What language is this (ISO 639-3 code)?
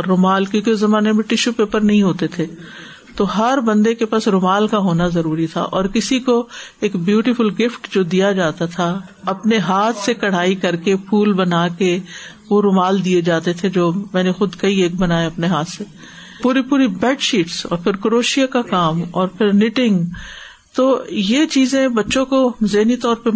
urd